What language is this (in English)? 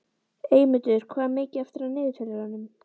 Icelandic